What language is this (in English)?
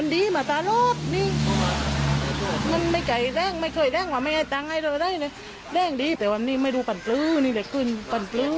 Thai